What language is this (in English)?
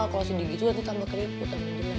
Indonesian